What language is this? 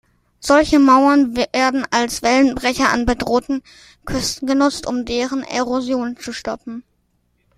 German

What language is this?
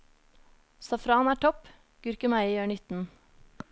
Norwegian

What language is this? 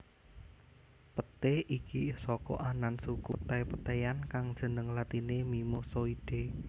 Javanese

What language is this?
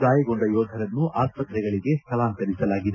Kannada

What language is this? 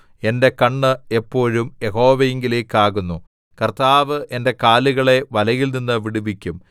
Malayalam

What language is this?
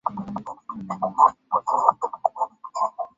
Swahili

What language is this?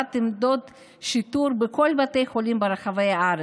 Hebrew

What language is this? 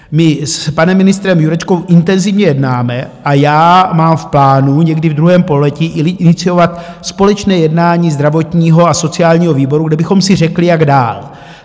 Czech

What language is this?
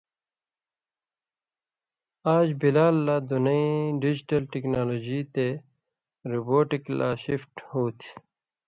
Indus Kohistani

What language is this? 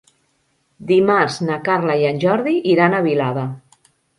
Catalan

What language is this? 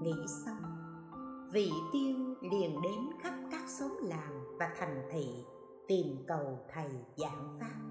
Vietnamese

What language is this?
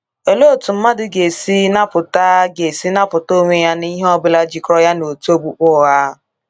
Igbo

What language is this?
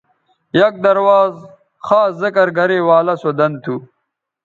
Bateri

